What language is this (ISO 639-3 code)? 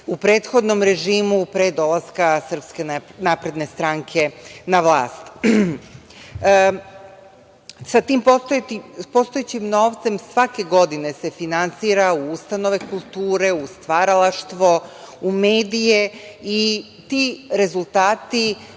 srp